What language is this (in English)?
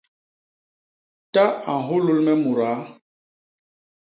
Basaa